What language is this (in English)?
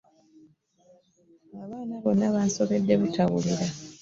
Ganda